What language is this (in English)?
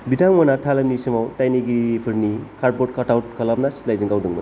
Bodo